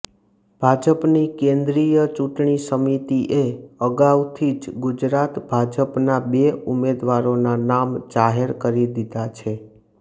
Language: Gujarati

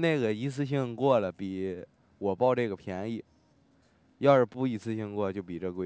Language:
Chinese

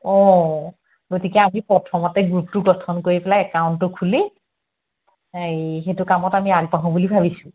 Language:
Assamese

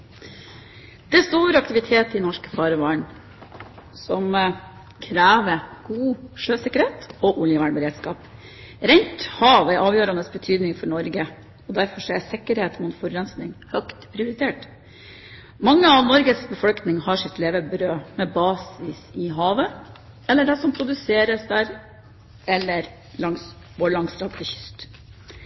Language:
Norwegian Bokmål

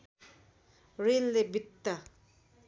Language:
Nepali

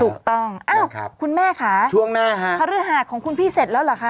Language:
Thai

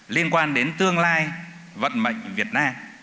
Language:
Vietnamese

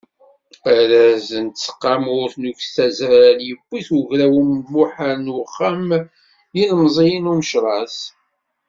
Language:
Kabyle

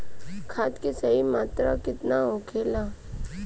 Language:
Bhojpuri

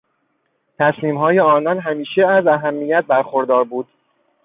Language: Persian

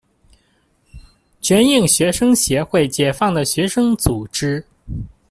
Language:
Chinese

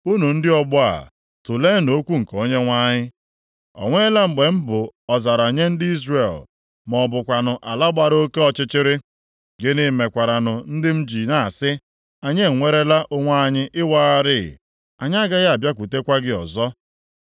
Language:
Igbo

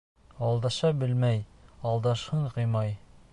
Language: Bashkir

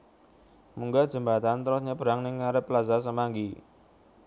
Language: Javanese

